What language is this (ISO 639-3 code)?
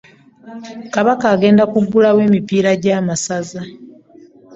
lug